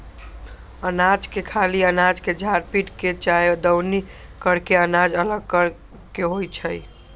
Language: Magahi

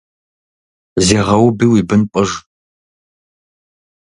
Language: Kabardian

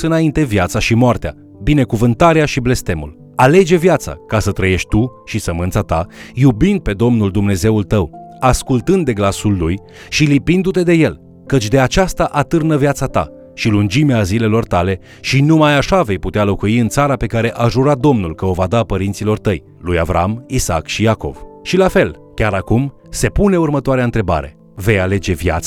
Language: Romanian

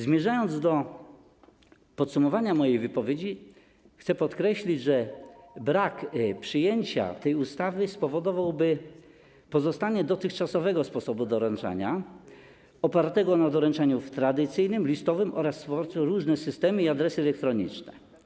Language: Polish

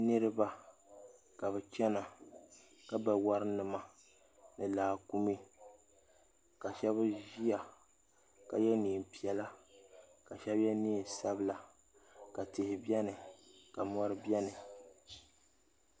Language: Dagbani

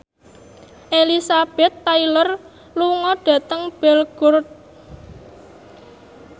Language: Javanese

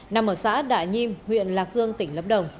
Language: Vietnamese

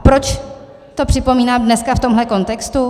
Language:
Czech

